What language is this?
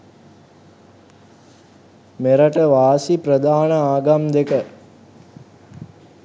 Sinhala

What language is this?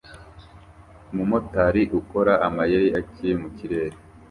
Kinyarwanda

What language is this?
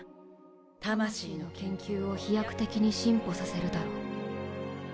Japanese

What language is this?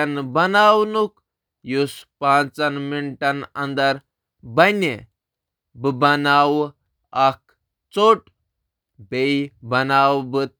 Kashmiri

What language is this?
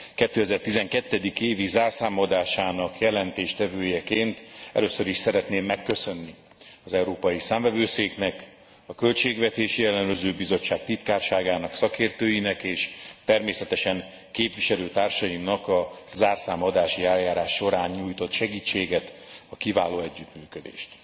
Hungarian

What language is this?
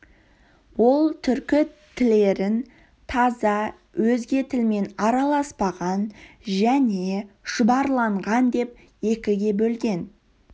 Kazakh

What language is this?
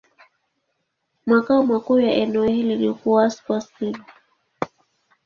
Swahili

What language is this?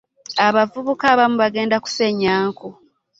Ganda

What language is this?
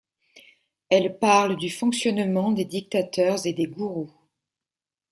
French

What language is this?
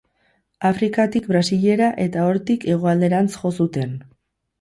Basque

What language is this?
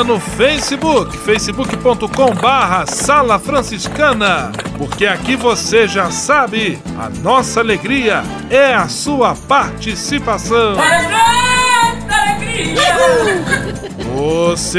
Portuguese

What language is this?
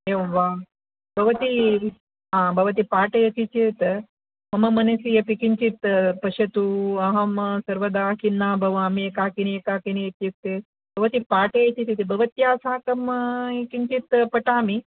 Sanskrit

